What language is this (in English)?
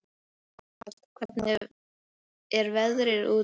Icelandic